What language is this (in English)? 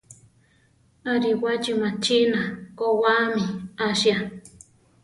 Central Tarahumara